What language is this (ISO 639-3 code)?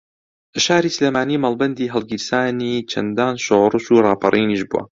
ckb